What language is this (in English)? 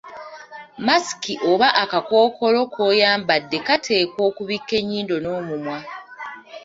Ganda